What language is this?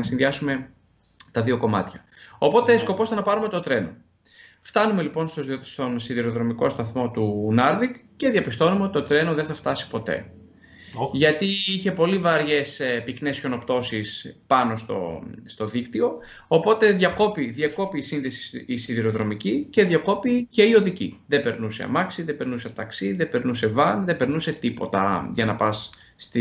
Greek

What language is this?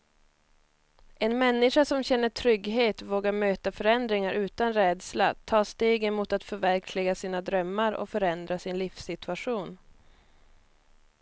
Swedish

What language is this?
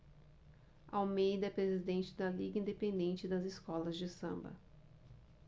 Portuguese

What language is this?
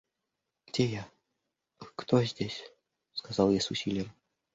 Russian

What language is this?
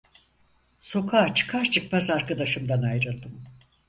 Turkish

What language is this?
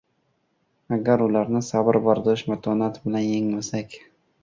Uzbek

